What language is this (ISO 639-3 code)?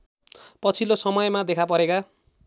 nep